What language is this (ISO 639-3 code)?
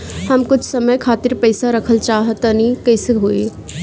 bho